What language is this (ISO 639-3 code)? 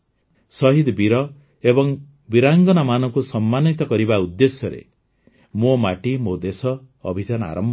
ori